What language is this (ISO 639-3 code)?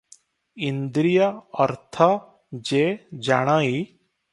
ori